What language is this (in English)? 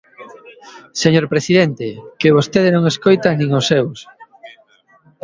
Galician